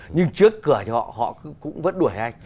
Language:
Vietnamese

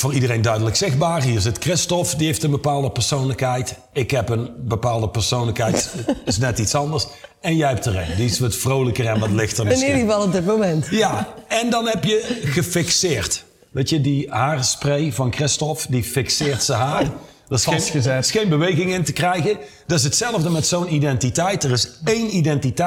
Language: Dutch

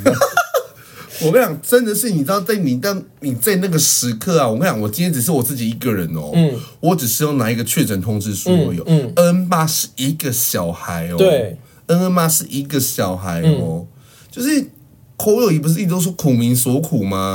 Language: Chinese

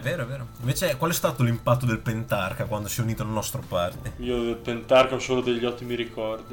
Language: Italian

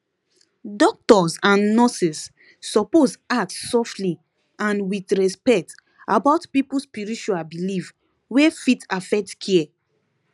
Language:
Nigerian Pidgin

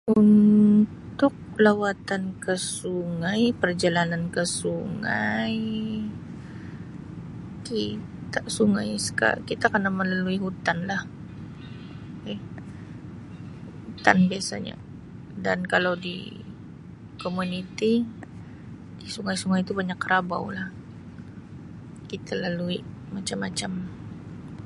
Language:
Sabah Malay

